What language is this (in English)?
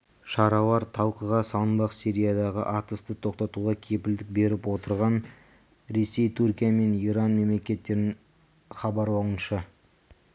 Kazakh